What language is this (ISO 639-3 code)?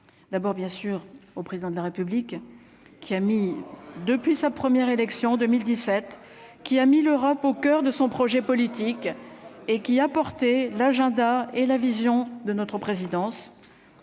fra